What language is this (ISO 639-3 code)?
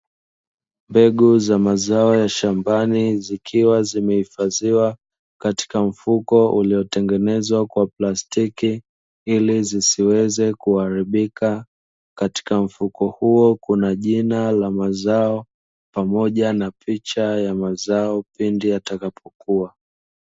swa